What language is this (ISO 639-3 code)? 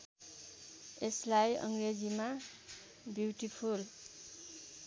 nep